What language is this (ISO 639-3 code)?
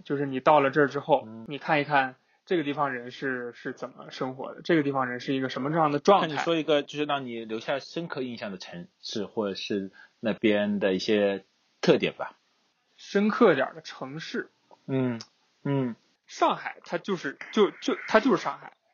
zho